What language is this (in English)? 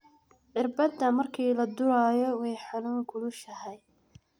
Somali